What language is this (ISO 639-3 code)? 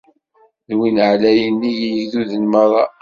kab